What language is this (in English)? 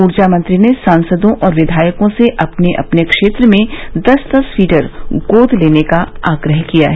Hindi